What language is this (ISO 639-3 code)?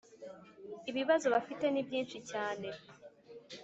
kin